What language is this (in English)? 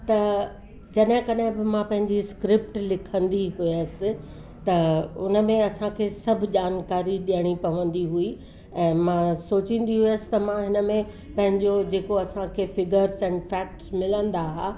Sindhi